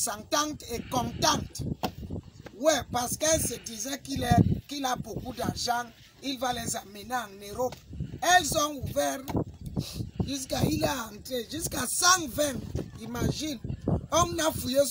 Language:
French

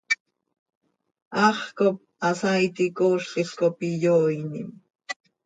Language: Seri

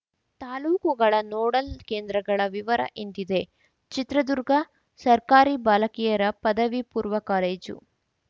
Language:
Kannada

